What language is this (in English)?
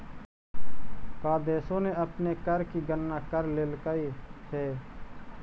Magahi